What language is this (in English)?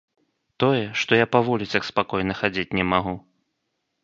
Belarusian